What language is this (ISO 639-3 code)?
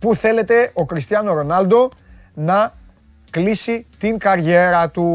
ell